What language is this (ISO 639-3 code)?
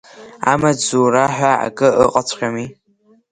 abk